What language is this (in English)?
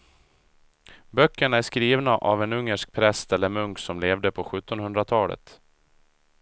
Swedish